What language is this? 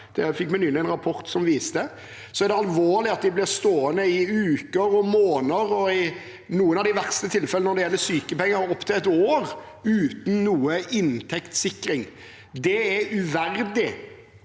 Norwegian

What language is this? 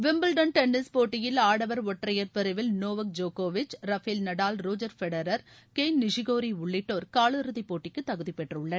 Tamil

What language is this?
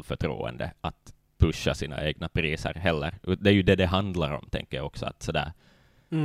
Swedish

